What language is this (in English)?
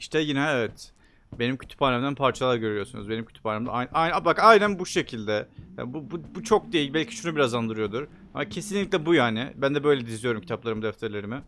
Turkish